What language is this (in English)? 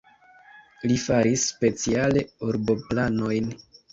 Esperanto